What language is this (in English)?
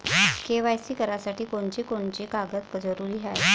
Marathi